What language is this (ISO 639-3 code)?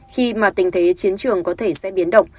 vie